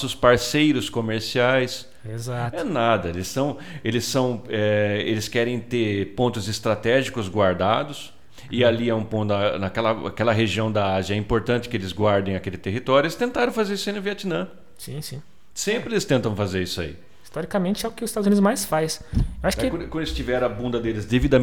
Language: Portuguese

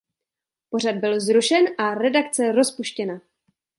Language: Czech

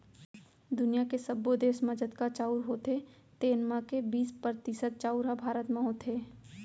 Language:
Chhattisgarhi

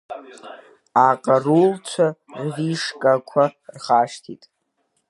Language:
Abkhazian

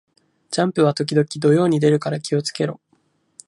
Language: Japanese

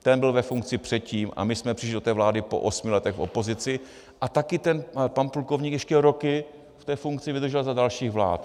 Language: Czech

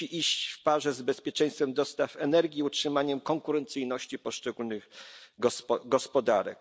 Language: Polish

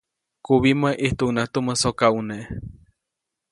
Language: Copainalá Zoque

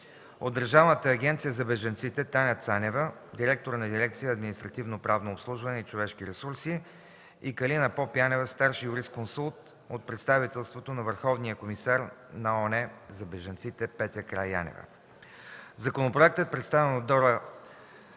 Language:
Bulgarian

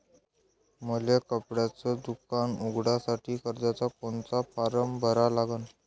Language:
Marathi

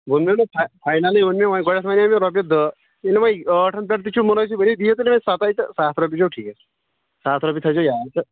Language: Kashmiri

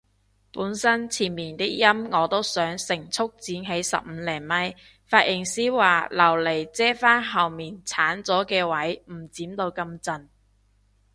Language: Cantonese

